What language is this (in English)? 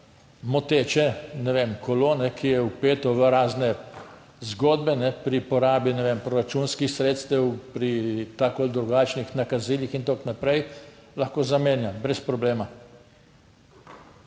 Slovenian